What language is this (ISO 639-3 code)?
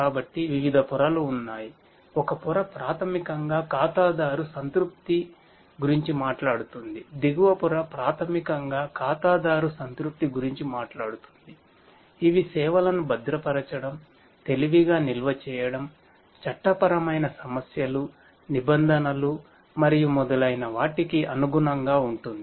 tel